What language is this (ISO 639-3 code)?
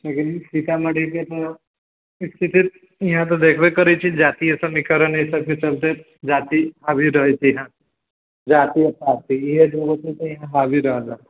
mai